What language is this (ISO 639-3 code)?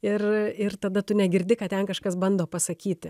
lit